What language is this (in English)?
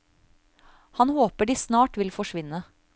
Norwegian